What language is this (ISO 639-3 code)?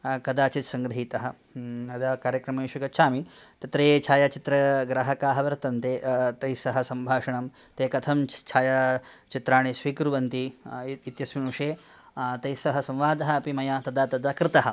san